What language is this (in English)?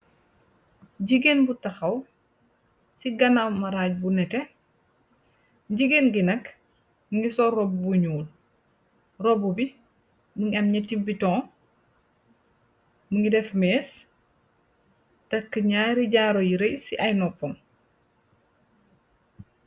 Wolof